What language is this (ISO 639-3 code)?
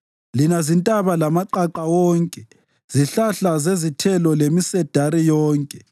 nde